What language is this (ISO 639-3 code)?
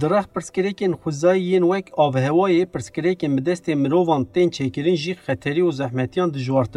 tur